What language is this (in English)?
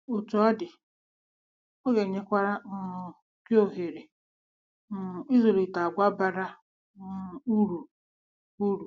Igbo